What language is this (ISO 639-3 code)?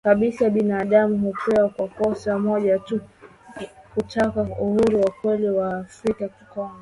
swa